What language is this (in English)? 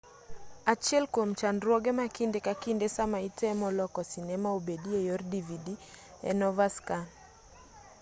Luo (Kenya and Tanzania)